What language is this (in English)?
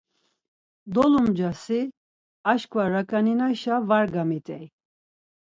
Laz